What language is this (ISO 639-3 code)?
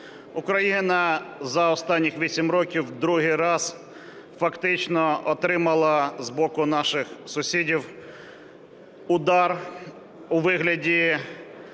ukr